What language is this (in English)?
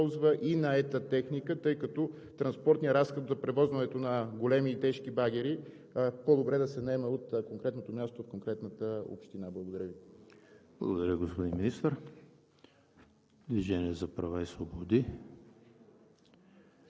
Bulgarian